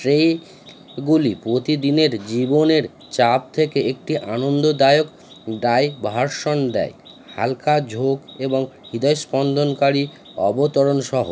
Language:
Bangla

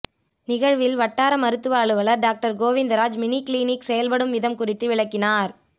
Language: Tamil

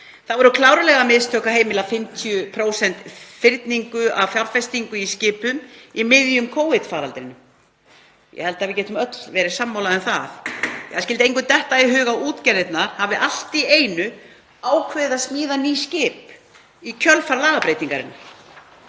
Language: Icelandic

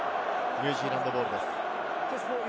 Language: Japanese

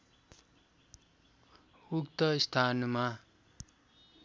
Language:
Nepali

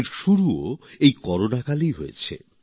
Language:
Bangla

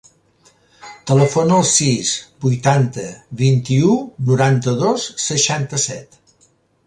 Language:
Catalan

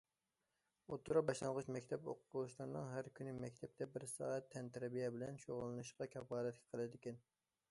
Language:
Uyghur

